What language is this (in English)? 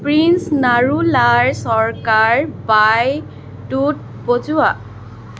Assamese